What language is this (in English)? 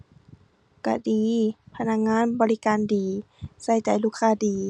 Thai